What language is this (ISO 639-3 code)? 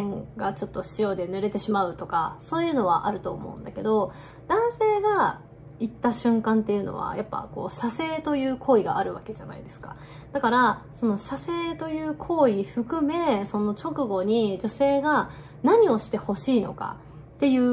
jpn